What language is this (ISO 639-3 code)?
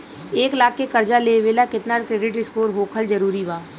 bho